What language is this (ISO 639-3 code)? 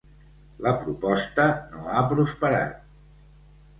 cat